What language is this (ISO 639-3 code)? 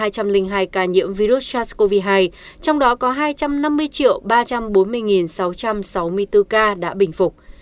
vie